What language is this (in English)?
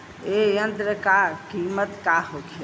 Bhojpuri